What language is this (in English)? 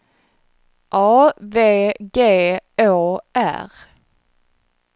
Swedish